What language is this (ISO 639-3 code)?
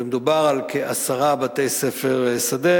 heb